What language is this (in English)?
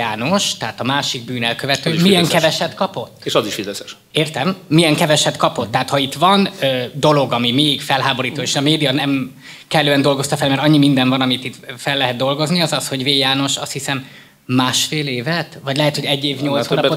Hungarian